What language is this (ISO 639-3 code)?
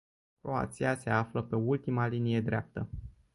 ron